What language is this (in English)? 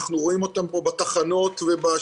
Hebrew